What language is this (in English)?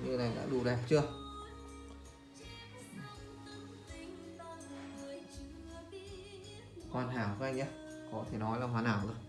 Vietnamese